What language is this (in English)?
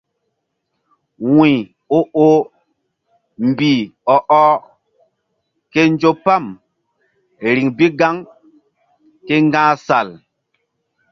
Mbum